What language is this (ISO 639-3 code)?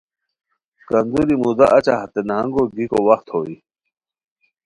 khw